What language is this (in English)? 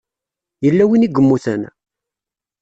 Kabyle